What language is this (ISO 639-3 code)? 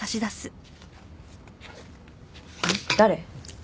jpn